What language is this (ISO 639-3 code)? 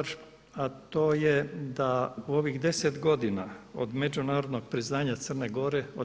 hrv